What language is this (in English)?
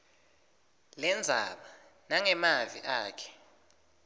Swati